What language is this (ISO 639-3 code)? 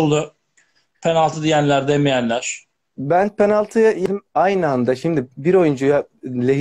tur